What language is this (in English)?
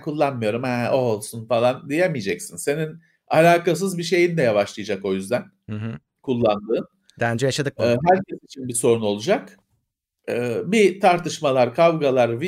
Turkish